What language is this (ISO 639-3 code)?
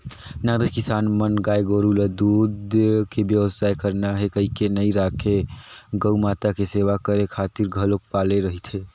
hne